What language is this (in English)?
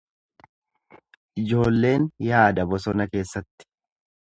Oromo